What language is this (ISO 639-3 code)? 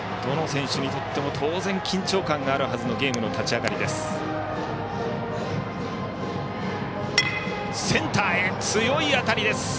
jpn